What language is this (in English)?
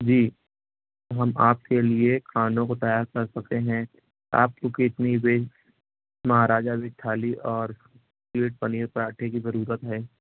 Urdu